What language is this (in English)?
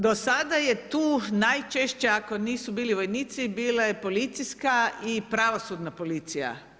Croatian